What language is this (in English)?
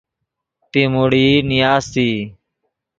Yidgha